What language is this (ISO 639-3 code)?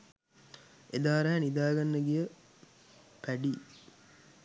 sin